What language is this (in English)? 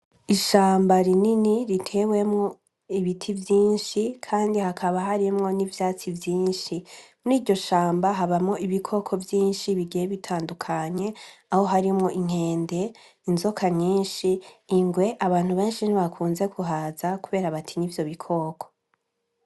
Rundi